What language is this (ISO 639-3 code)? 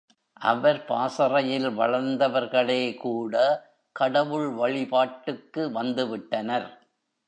tam